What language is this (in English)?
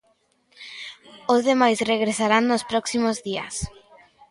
Galician